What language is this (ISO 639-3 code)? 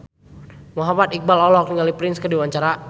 sun